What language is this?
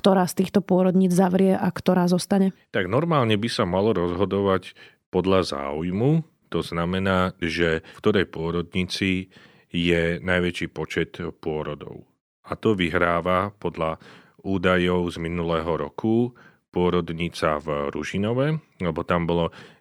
Slovak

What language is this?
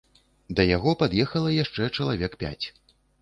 Belarusian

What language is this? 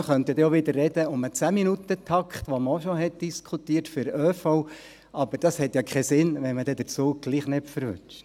Swiss German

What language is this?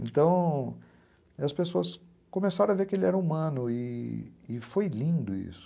Portuguese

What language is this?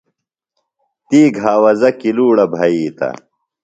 Phalura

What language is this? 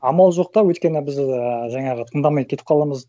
Kazakh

